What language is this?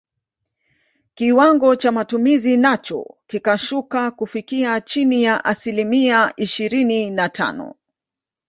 Swahili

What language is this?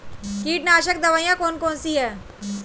Hindi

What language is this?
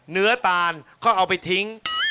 Thai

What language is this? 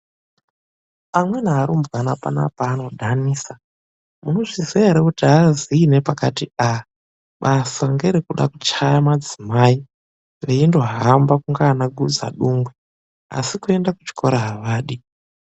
Ndau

